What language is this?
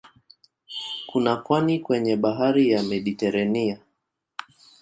Swahili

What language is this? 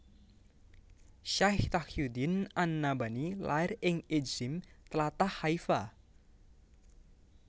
Javanese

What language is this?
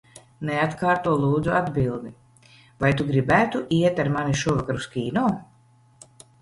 Latvian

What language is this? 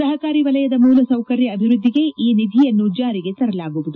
Kannada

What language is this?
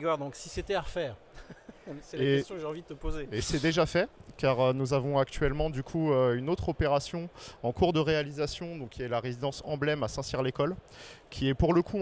French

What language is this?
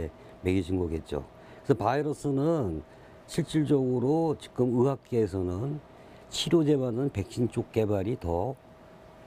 Korean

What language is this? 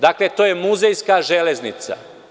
Serbian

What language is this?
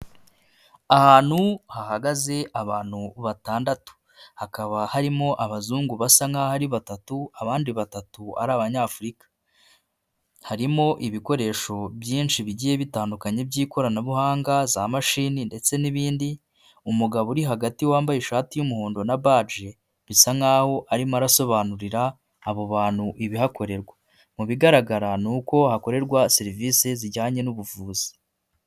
Kinyarwanda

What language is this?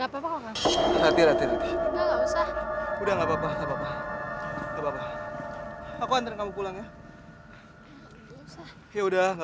Indonesian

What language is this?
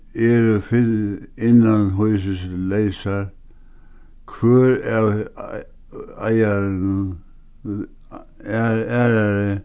Faroese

